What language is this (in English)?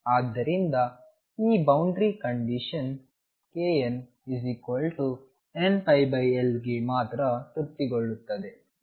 Kannada